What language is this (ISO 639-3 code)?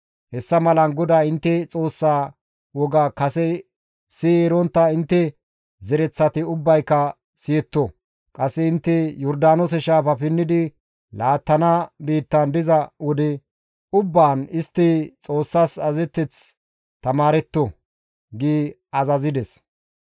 gmv